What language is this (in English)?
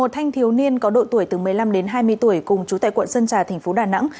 Vietnamese